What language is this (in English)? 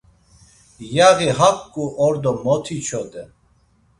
Laz